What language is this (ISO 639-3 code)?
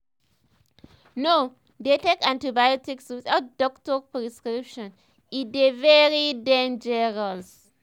pcm